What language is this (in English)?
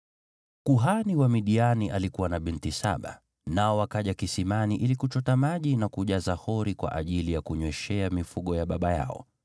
Swahili